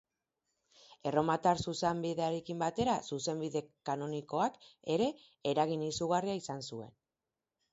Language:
Basque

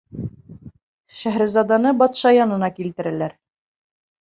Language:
Bashkir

